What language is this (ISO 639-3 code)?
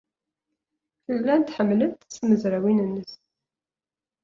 kab